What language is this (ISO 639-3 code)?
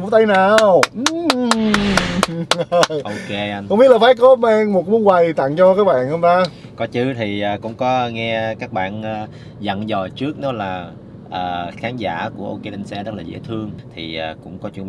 vie